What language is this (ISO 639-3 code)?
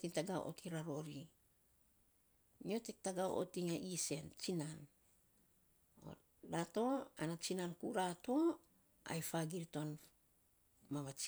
sps